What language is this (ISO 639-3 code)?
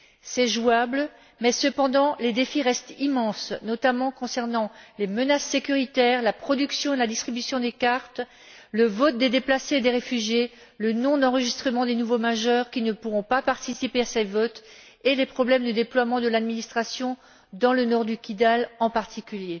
fra